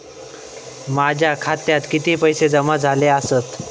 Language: Marathi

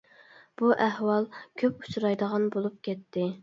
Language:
Uyghur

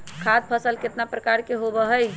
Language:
Magahi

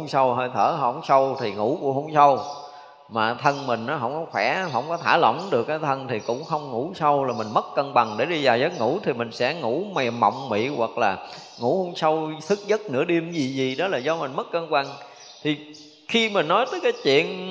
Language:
Vietnamese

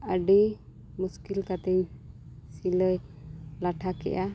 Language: Santali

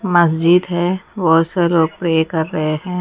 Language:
Hindi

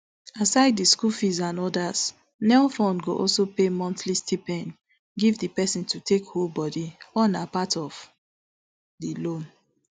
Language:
Nigerian Pidgin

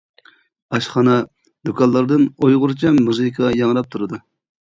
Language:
Uyghur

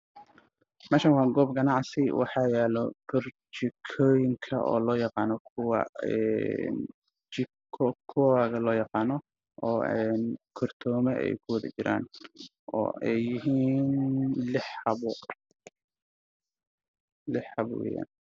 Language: Somali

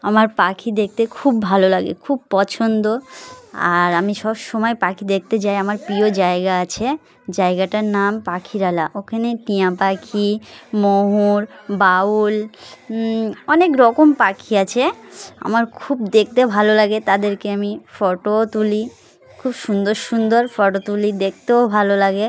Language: Bangla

